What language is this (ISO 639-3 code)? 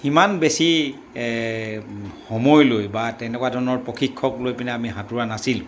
asm